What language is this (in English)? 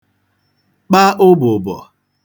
Igbo